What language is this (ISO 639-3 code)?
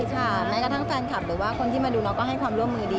tha